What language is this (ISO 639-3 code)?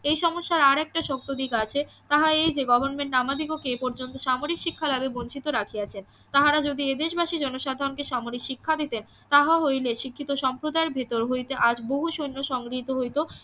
ben